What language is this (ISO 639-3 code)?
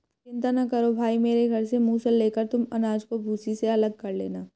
hin